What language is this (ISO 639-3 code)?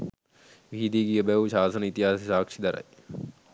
sin